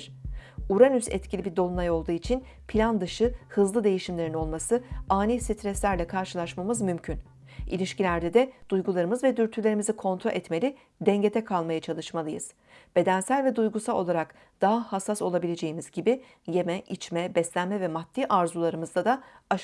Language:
Turkish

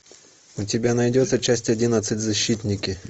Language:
Russian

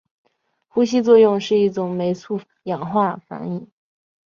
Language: Chinese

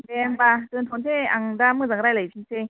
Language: Bodo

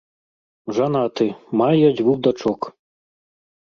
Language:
Belarusian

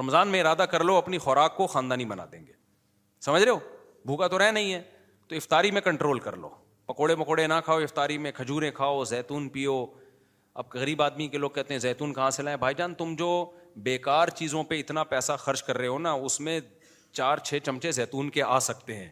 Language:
Urdu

